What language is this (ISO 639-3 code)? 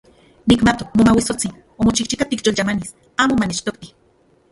ncx